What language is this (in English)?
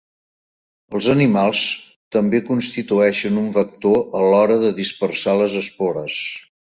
Catalan